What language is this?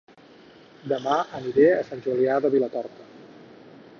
Catalan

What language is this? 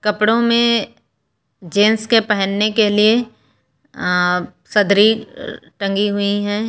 Hindi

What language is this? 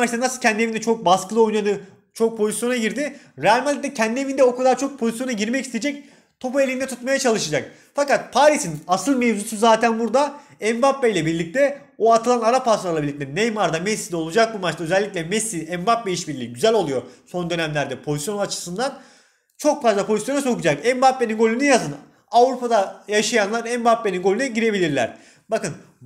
Turkish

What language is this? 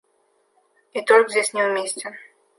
Russian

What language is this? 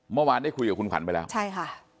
Thai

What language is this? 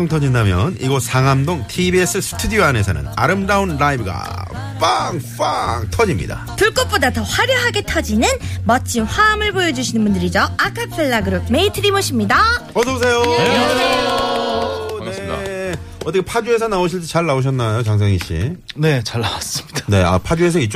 Korean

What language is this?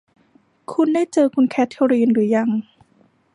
Thai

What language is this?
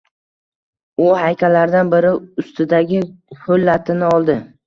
Uzbek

